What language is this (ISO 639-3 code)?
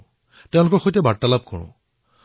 asm